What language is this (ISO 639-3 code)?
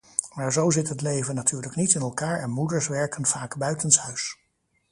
nld